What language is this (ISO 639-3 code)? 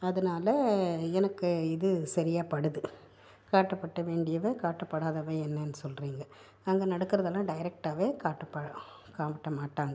tam